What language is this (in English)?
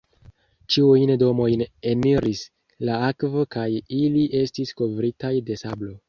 Esperanto